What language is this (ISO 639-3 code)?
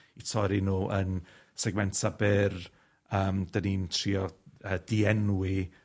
cym